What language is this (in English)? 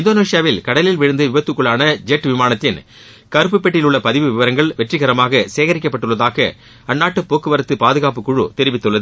Tamil